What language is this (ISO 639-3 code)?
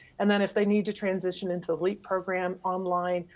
eng